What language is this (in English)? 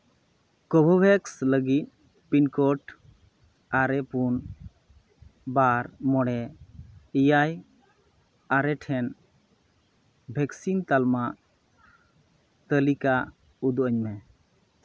Santali